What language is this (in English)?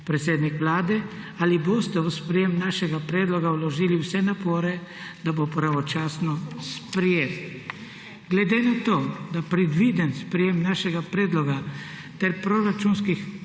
Slovenian